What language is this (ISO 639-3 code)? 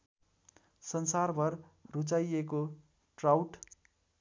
nep